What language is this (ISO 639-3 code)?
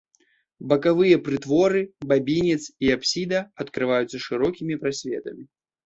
bel